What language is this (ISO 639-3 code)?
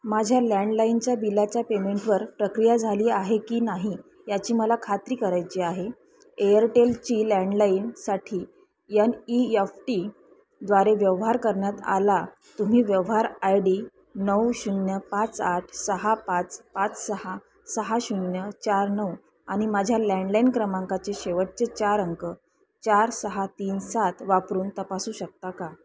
mar